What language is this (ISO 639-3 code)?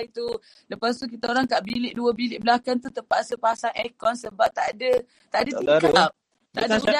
msa